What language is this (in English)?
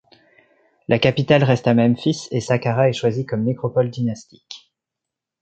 French